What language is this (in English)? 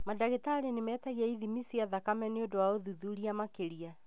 Kikuyu